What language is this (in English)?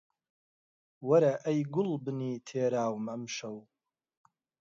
Central Kurdish